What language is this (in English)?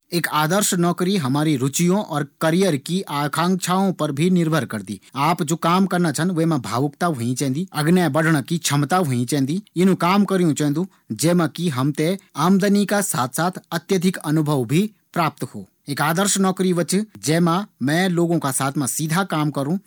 Garhwali